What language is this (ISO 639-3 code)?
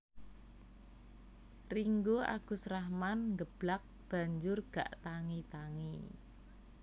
jav